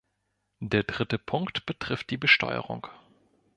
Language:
German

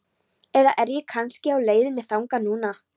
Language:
Icelandic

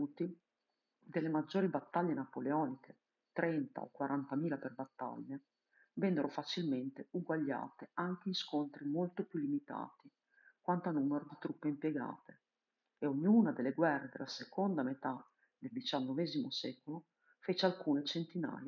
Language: Italian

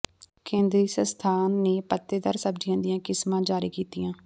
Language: Punjabi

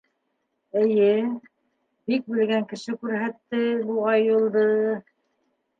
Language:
Bashkir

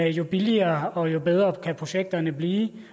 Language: Danish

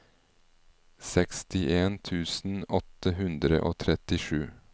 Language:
Norwegian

